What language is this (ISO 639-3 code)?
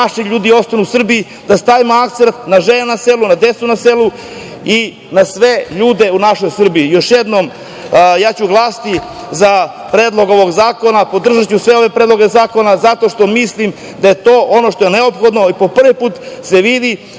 srp